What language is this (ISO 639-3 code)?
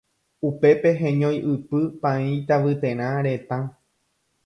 grn